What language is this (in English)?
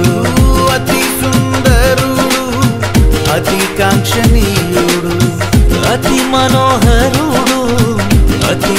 Arabic